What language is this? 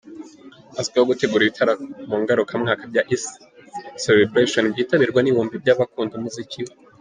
Kinyarwanda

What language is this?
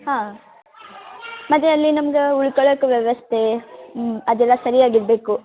Kannada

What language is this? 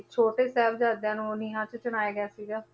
Punjabi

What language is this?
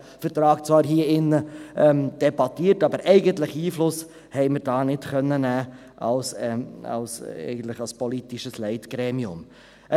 Swiss German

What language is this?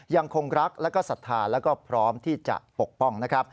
Thai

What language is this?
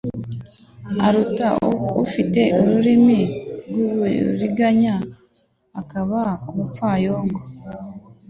Kinyarwanda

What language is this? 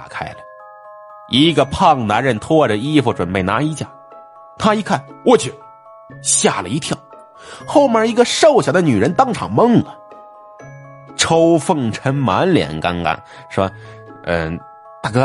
Chinese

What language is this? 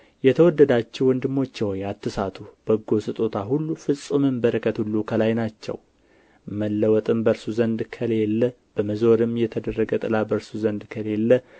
Amharic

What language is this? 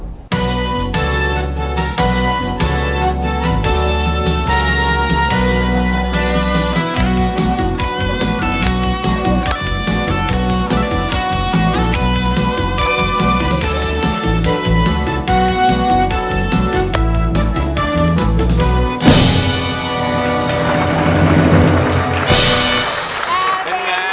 Thai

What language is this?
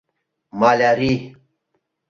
Mari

